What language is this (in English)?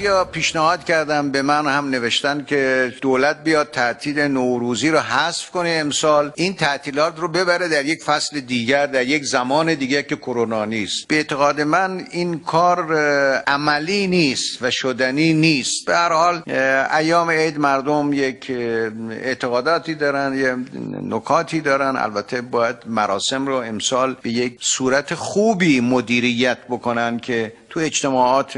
Persian